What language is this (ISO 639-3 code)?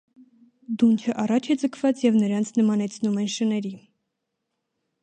hye